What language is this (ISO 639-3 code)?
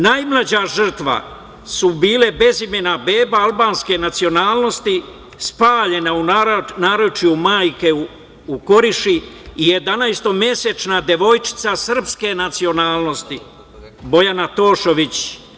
srp